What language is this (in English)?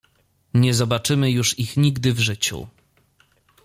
Polish